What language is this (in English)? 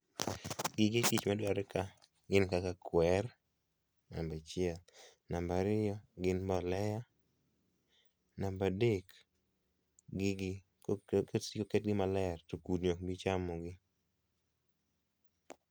Luo (Kenya and Tanzania)